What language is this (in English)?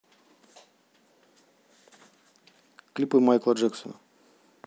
Russian